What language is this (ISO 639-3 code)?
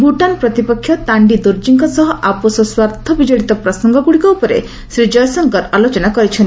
ori